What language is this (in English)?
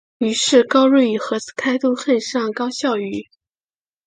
Chinese